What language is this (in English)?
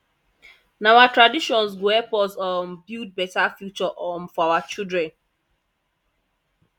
Nigerian Pidgin